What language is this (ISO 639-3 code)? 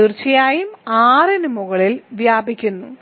mal